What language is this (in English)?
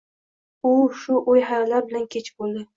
Uzbek